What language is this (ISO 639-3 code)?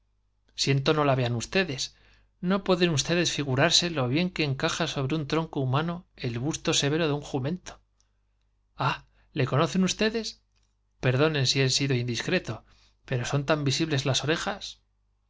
spa